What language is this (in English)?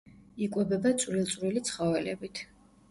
Georgian